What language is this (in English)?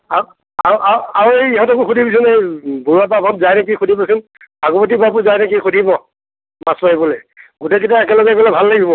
Assamese